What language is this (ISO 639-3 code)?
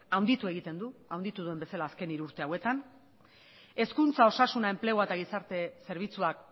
eus